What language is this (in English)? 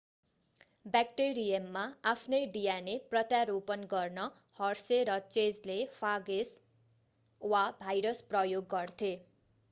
Nepali